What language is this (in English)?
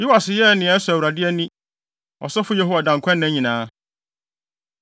Akan